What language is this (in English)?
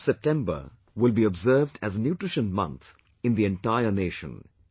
English